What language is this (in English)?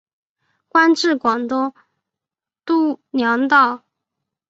Chinese